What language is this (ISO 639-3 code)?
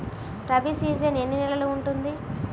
tel